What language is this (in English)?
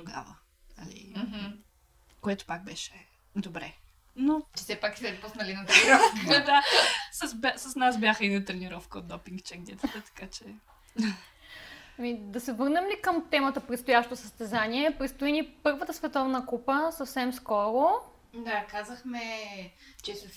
Bulgarian